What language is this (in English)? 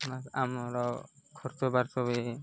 Odia